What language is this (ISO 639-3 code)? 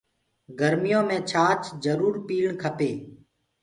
ggg